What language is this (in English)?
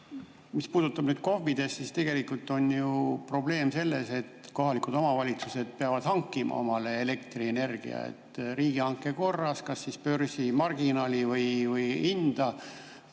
Estonian